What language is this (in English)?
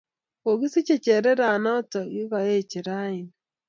Kalenjin